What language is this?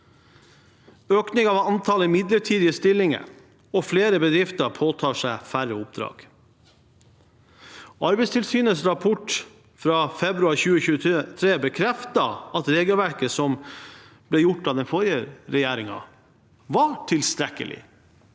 Norwegian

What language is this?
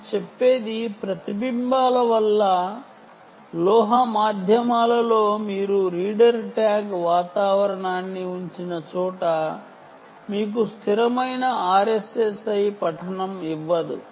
Telugu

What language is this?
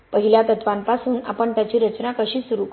Marathi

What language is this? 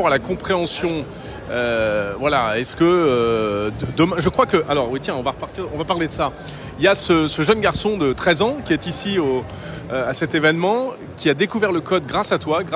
French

